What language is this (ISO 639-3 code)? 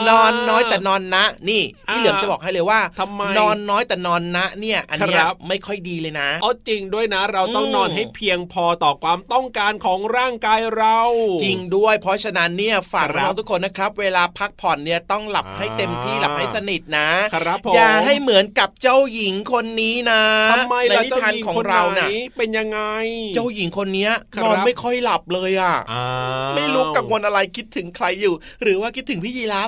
tha